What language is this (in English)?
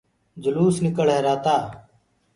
Gurgula